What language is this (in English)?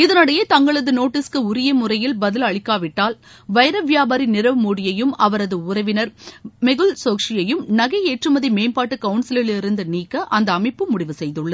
Tamil